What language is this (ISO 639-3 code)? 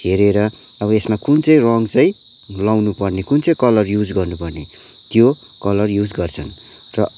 nep